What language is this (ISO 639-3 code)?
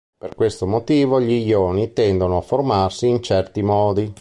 ita